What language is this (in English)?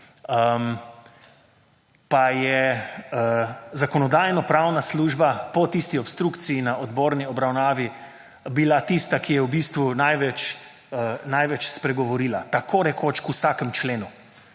Slovenian